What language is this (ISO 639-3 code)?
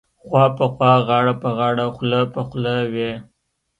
pus